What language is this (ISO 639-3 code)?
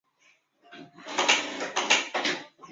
zho